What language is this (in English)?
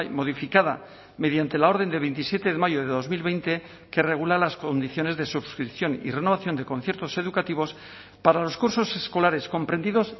Spanish